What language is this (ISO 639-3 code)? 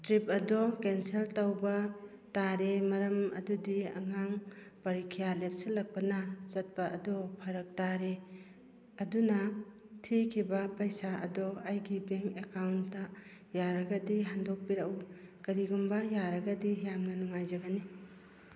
mni